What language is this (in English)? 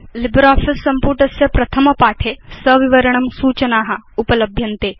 Sanskrit